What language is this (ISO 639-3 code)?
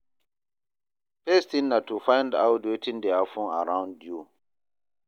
pcm